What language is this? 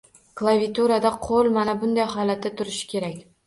Uzbek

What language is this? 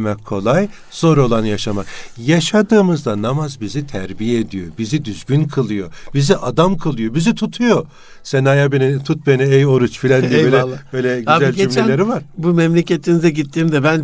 Turkish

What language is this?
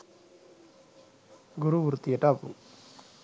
Sinhala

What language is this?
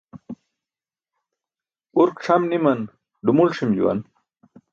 Burushaski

